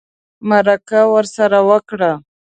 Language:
Pashto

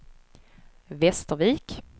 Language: Swedish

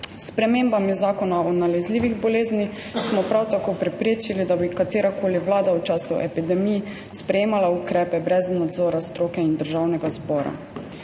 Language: Slovenian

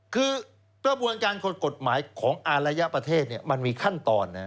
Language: Thai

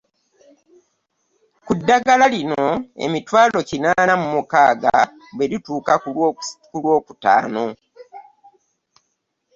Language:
Ganda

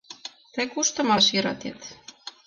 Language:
Mari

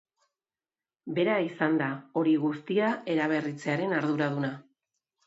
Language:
Basque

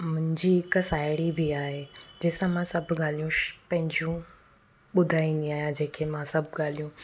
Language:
Sindhi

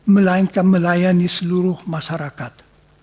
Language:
Indonesian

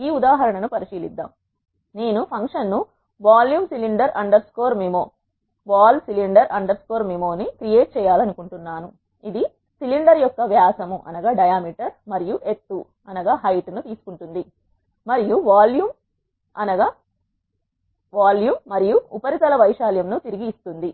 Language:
Telugu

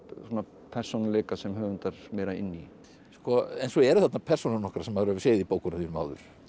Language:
Icelandic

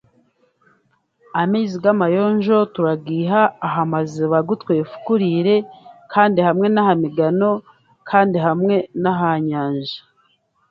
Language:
Chiga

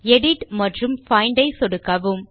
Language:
Tamil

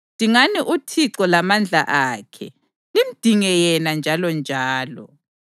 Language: North Ndebele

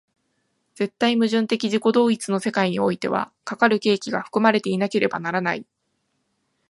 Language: Japanese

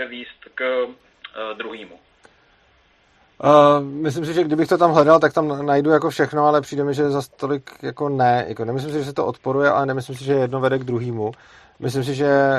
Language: Czech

